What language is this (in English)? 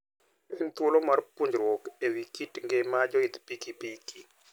Luo (Kenya and Tanzania)